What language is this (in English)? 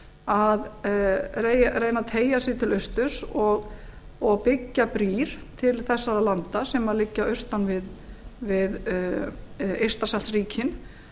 Icelandic